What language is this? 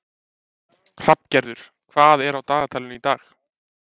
Icelandic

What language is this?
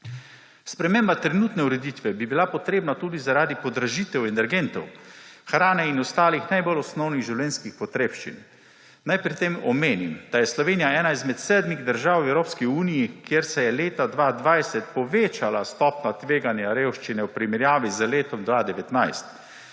Slovenian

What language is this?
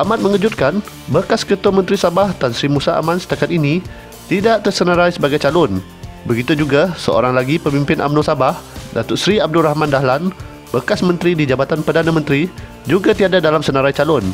Malay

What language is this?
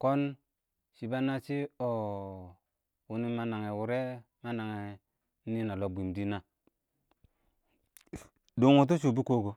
Awak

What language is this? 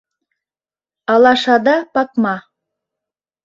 Mari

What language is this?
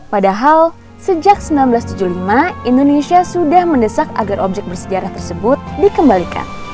Indonesian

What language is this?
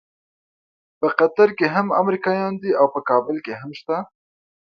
Pashto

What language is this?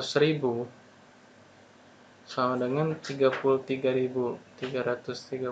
Indonesian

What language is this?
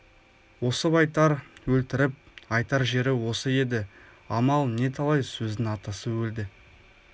Kazakh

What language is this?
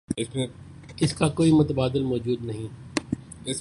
Urdu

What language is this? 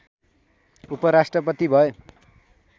Nepali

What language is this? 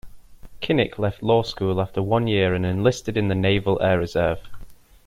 English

